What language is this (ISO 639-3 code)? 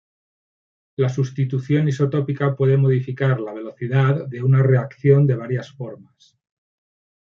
spa